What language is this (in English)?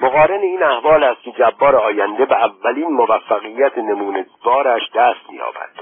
Persian